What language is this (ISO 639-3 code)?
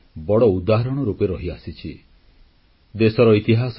ori